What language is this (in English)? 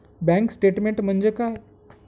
Marathi